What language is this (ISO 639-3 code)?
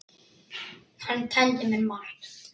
isl